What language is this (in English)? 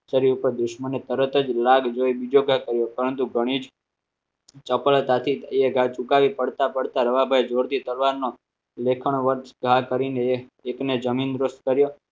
Gujarati